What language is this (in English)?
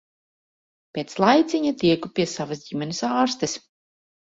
Latvian